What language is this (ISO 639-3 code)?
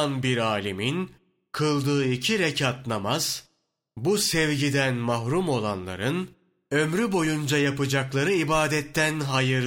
tur